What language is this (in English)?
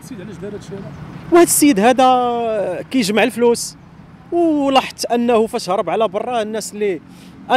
Arabic